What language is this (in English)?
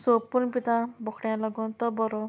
Konkani